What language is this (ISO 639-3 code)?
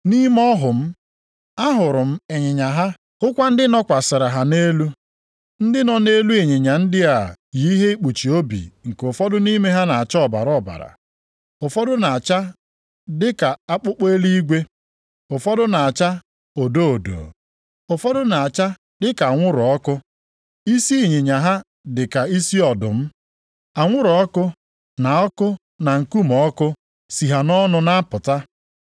ibo